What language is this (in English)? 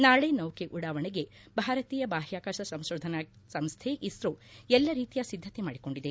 Kannada